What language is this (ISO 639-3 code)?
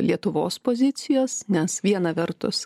lit